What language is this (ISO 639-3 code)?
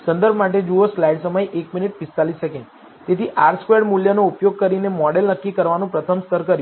guj